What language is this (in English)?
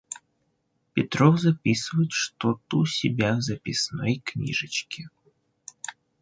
Russian